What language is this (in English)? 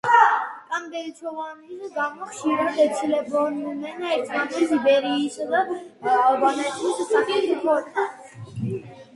Georgian